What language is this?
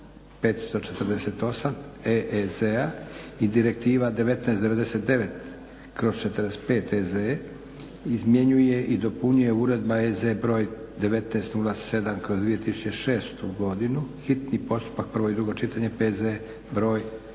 Croatian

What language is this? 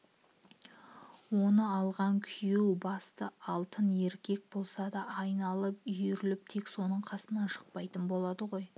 Kazakh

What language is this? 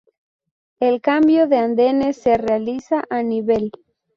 Spanish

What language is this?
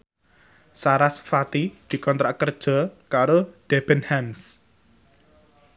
Javanese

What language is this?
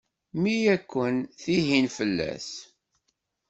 Kabyle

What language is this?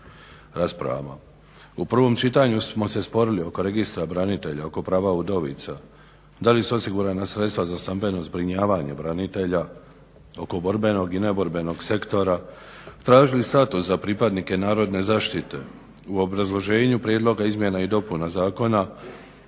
Croatian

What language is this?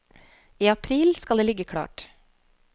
Norwegian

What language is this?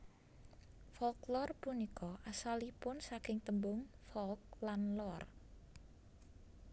Javanese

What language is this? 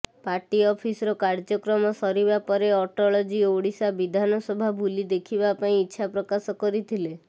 Odia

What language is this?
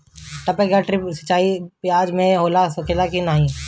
Bhojpuri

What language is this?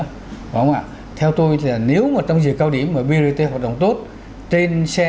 Vietnamese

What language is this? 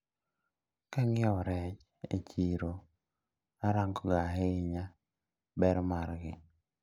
Luo (Kenya and Tanzania)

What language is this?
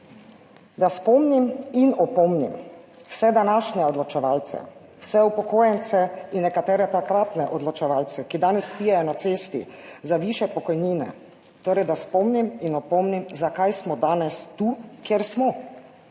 Slovenian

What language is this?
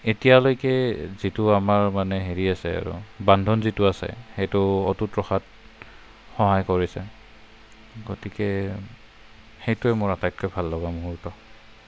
Assamese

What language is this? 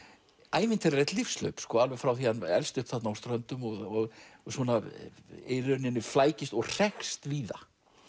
Icelandic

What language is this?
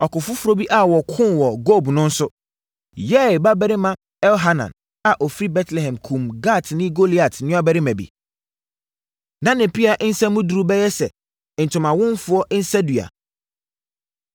Akan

